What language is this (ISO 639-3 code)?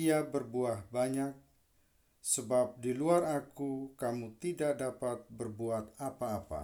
ind